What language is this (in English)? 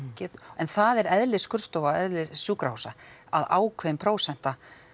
Icelandic